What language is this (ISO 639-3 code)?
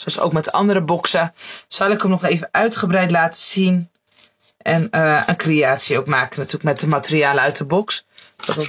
nld